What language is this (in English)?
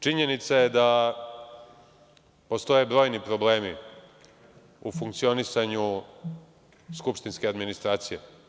Serbian